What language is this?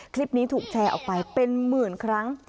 Thai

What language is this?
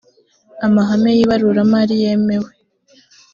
Kinyarwanda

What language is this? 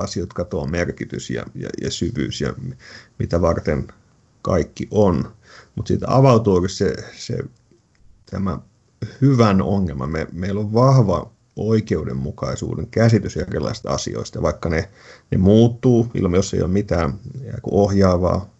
Finnish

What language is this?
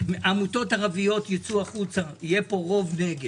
Hebrew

